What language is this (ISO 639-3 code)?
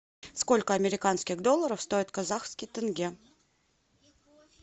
rus